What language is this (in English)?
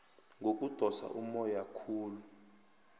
South Ndebele